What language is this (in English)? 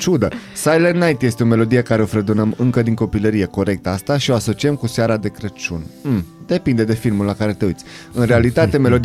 Romanian